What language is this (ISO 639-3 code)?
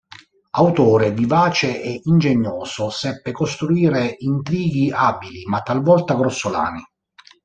ita